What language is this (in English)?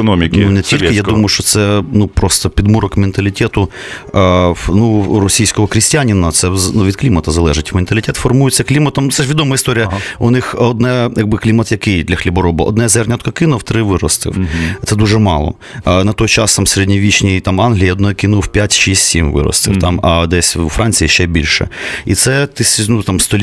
Ukrainian